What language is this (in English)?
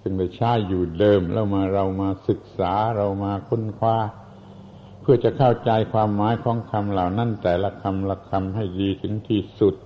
Thai